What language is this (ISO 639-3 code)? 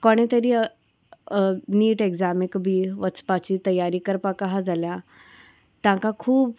kok